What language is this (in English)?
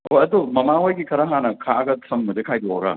Manipuri